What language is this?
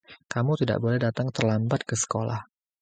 Indonesian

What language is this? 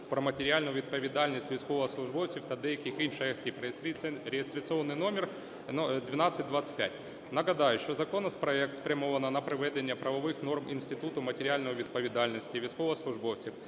Ukrainian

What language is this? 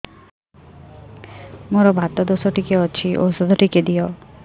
Odia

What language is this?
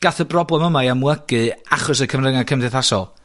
Welsh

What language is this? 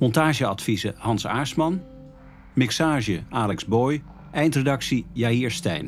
Dutch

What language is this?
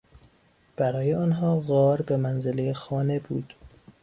Persian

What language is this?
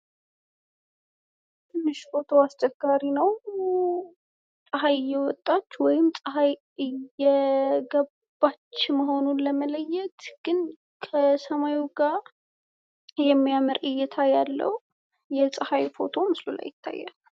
Amharic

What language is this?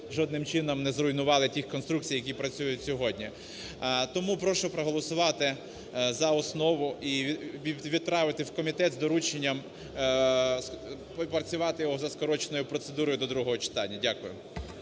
Ukrainian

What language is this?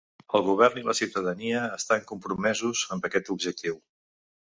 Catalan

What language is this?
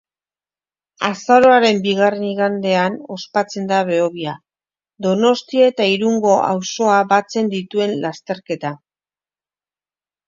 Basque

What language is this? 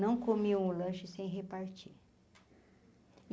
Portuguese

